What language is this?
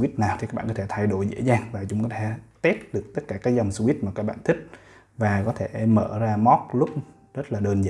Vietnamese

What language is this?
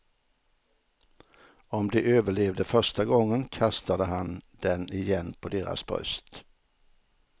Swedish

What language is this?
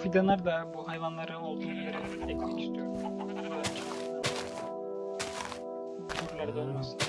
Turkish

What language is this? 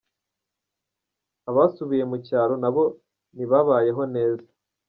Kinyarwanda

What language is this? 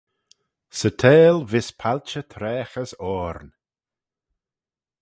Manx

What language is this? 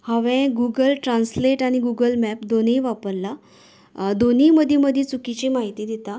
Konkani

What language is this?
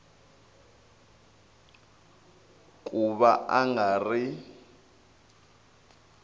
Tsonga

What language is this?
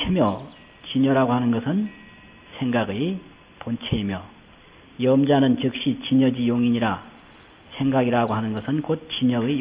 Korean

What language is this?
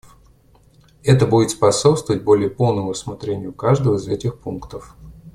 Russian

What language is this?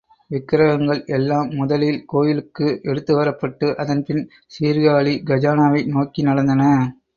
Tamil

